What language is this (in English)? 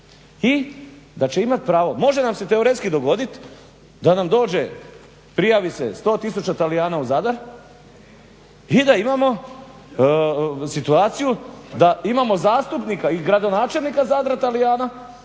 Croatian